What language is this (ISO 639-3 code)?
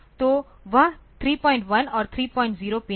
hin